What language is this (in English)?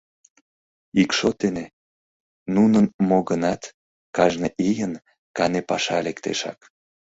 Mari